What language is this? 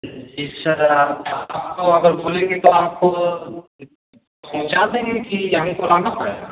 Hindi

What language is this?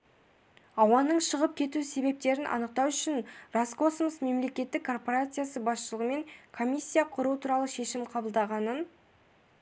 Kazakh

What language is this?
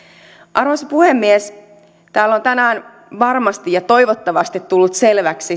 Finnish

